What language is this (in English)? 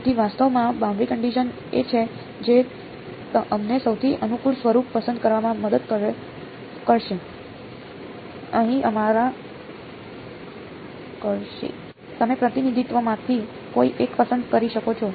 Gujarati